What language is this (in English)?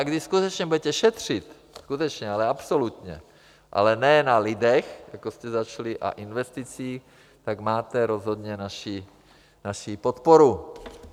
Czech